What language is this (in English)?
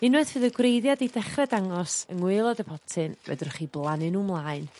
Welsh